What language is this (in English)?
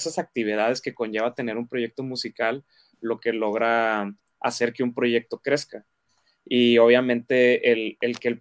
Spanish